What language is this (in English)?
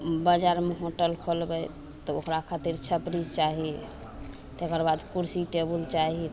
Maithili